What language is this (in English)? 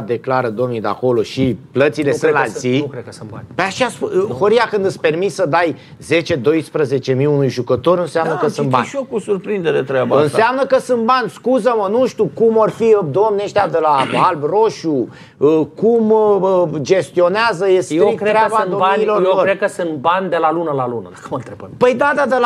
Romanian